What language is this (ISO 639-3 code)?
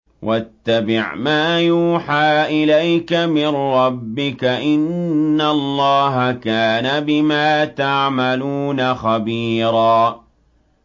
ara